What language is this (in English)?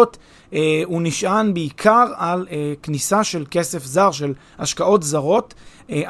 Hebrew